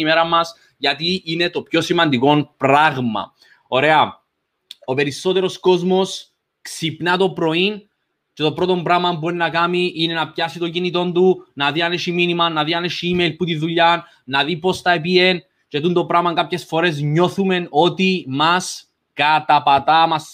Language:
Greek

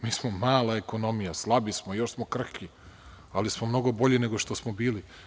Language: Serbian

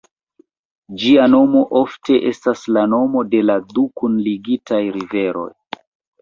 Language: Esperanto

